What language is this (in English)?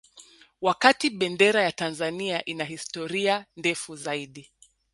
Swahili